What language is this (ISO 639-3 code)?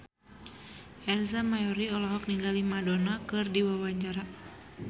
sun